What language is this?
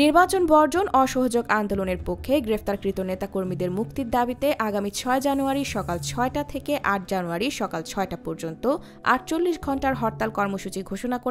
Romanian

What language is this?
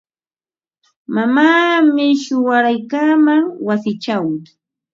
Ambo-Pasco Quechua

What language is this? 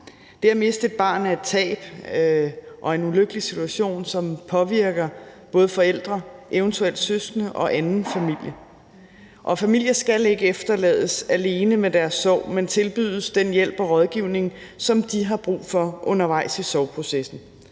Danish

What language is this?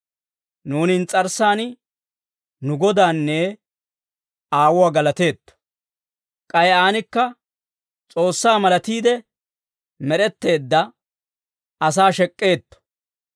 Dawro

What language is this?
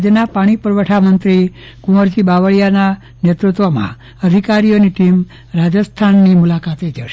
Gujarati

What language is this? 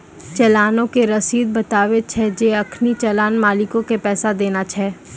Maithili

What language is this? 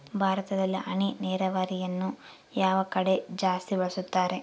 Kannada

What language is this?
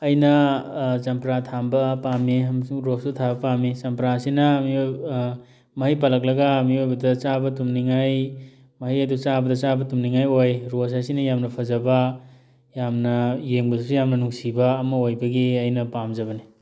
Manipuri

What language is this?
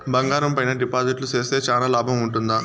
Telugu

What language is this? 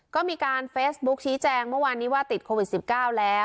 Thai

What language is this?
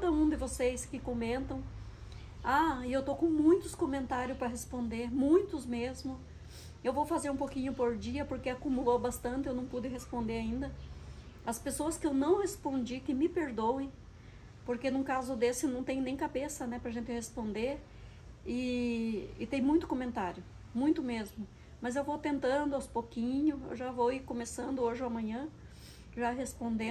Portuguese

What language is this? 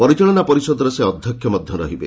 Odia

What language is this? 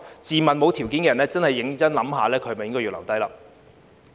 Cantonese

